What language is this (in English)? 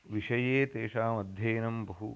Sanskrit